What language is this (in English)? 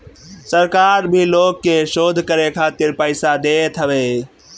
Bhojpuri